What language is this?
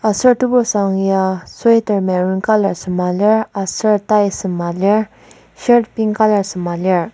Ao Naga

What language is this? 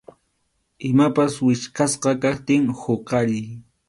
Arequipa-La Unión Quechua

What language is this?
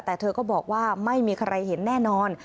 Thai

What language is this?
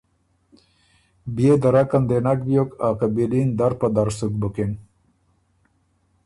Ormuri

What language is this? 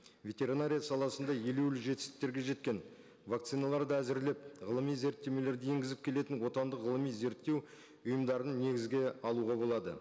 Kazakh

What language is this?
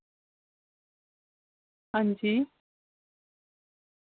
Dogri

